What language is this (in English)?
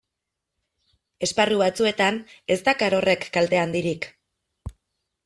Basque